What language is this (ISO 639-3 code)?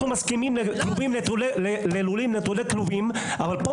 heb